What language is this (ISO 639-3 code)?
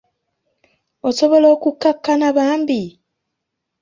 lug